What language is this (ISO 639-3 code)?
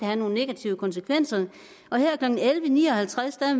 dan